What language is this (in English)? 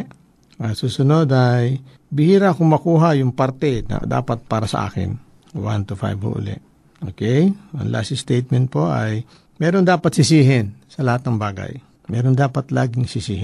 Filipino